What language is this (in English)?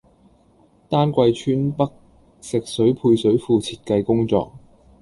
Cantonese